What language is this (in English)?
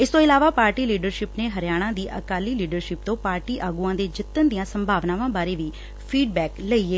Punjabi